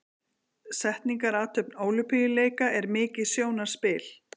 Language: Icelandic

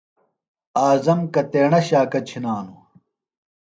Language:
Phalura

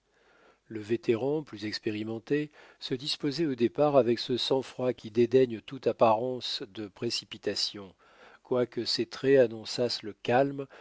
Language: French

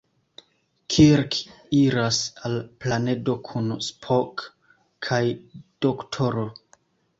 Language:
Esperanto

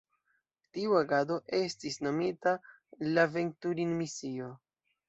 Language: Esperanto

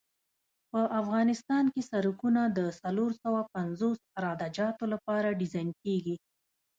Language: Pashto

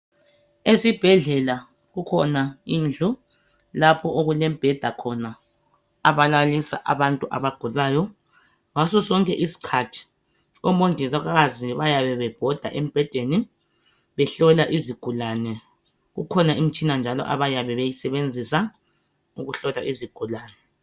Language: North Ndebele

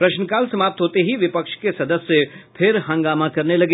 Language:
Hindi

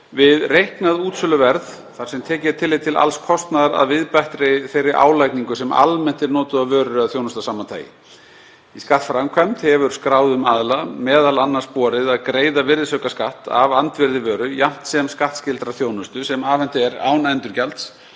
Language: Icelandic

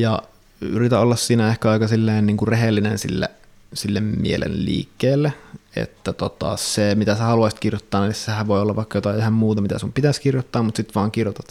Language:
Finnish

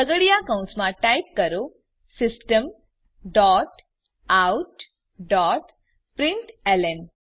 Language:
Gujarati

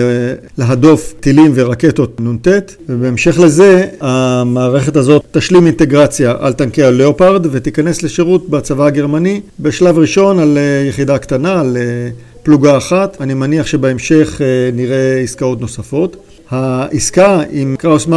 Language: Hebrew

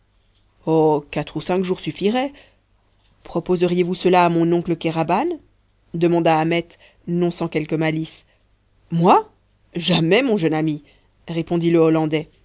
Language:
French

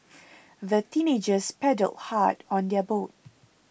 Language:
English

